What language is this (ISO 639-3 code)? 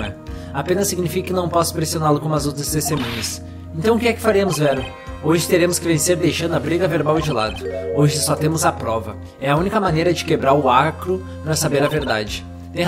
por